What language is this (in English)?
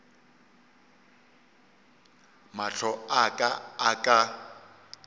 Northern Sotho